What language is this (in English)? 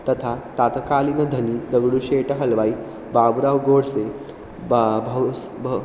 Sanskrit